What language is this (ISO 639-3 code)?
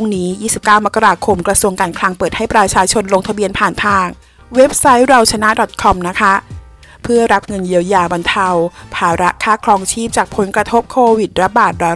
tha